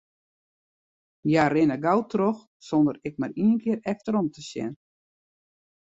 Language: Western Frisian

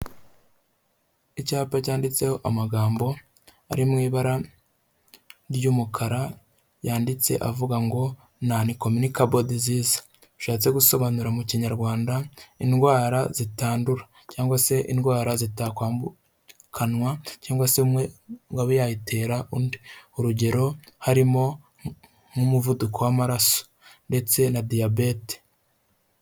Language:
Kinyarwanda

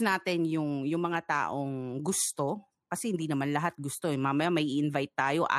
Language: Filipino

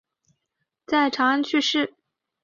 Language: Chinese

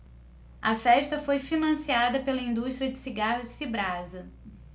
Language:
Portuguese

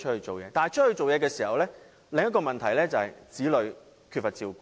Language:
Cantonese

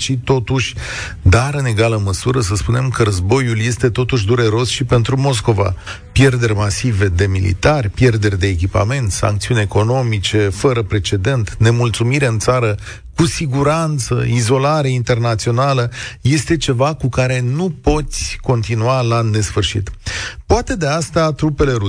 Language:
Romanian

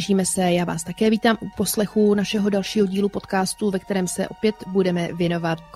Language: Czech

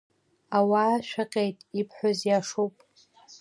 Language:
Abkhazian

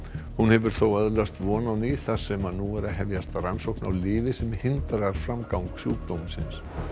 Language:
Icelandic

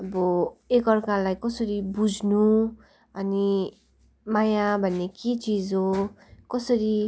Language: Nepali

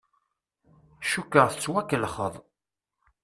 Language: Kabyle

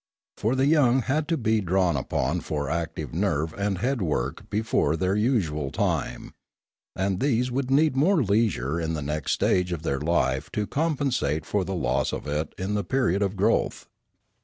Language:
English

